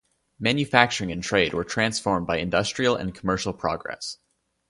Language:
English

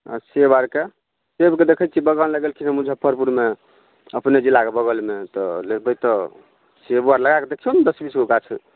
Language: Maithili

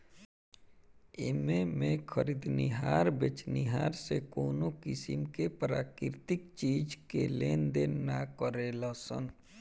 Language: Bhojpuri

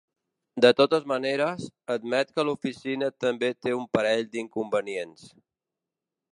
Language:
Catalan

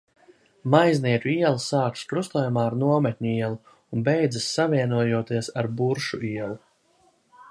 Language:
Latvian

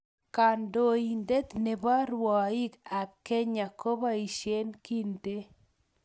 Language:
Kalenjin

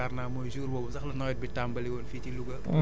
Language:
Wolof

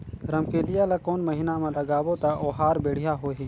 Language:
Chhattisgarhi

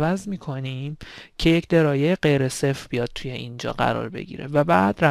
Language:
Persian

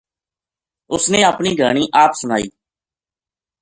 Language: Gujari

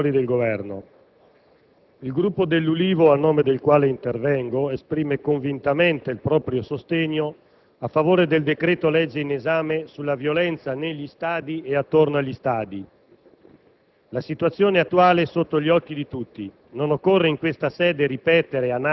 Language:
Italian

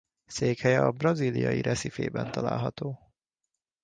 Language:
Hungarian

